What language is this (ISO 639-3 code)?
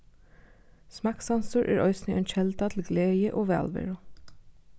fao